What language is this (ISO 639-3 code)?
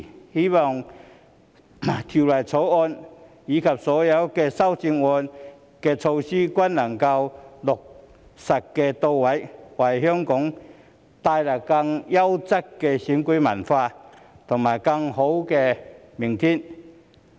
yue